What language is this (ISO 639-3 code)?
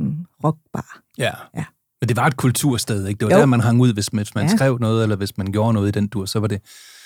dan